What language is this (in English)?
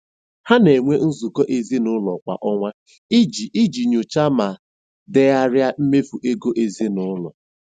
Igbo